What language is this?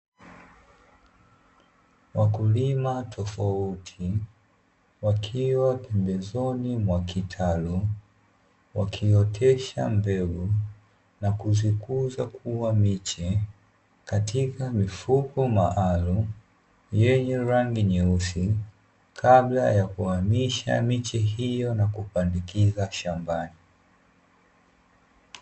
Swahili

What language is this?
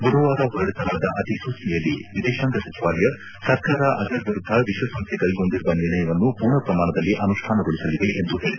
Kannada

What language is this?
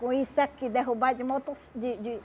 Portuguese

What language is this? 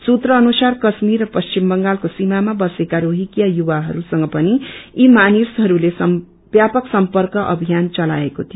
Nepali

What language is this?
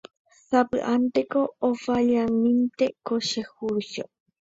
Guarani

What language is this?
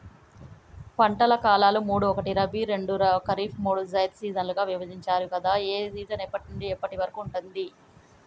Telugu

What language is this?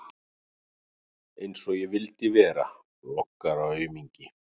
Icelandic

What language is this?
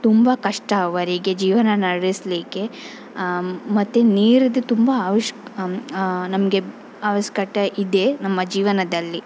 Kannada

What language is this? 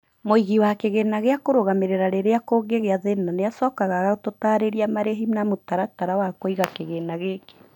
Kikuyu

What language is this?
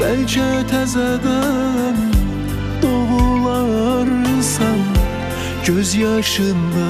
Turkish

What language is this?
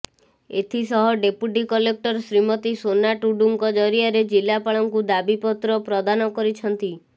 Odia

